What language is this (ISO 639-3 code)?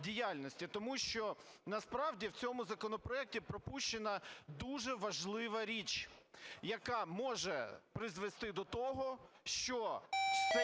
ukr